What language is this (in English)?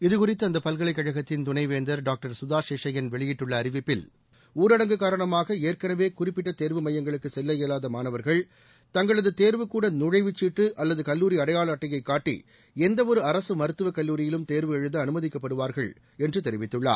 Tamil